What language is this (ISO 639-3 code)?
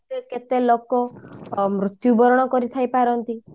ori